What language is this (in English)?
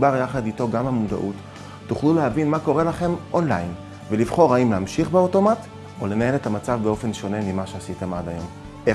Hebrew